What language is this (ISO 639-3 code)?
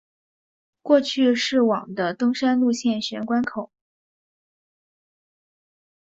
zho